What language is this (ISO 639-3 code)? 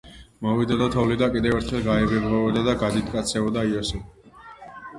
kat